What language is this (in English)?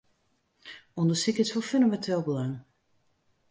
Western Frisian